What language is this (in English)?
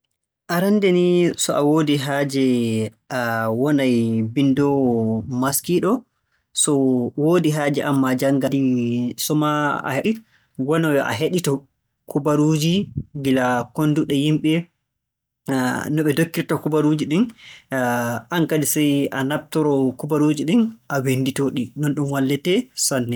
Borgu Fulfulde